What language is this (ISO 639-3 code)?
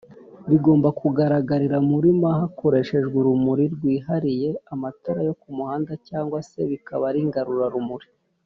kin